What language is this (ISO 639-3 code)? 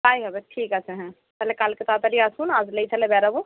ben